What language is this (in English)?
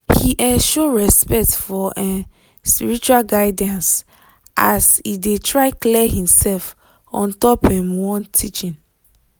Nigerian Pidgin